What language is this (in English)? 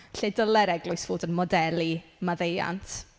Welsh